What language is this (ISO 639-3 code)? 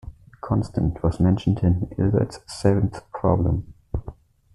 eng